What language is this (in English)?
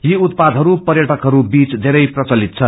Nepali